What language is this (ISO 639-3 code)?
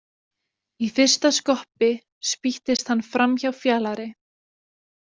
isl